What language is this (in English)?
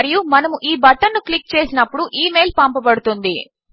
Telugu